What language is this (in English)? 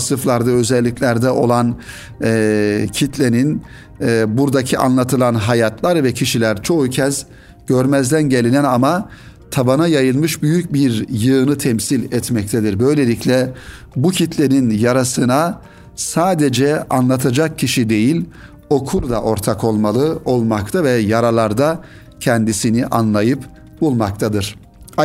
Turkish